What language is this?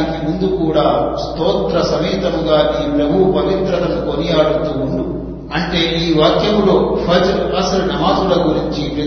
Telugu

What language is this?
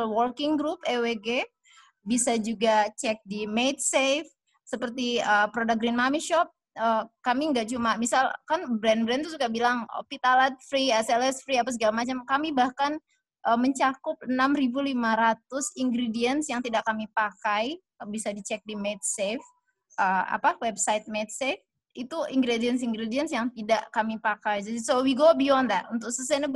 Indonesian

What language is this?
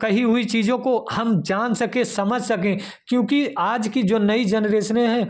Hindi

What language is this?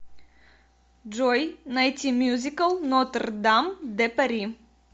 Russian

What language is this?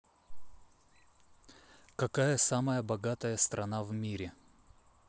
Russian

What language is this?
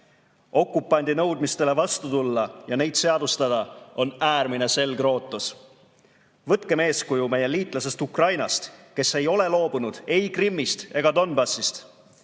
Estonian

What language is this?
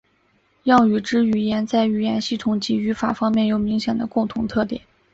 Chinese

